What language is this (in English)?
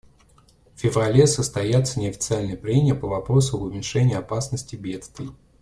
Russian